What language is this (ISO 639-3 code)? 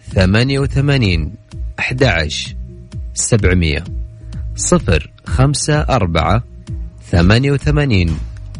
ara